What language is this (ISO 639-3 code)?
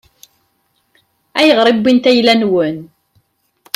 kab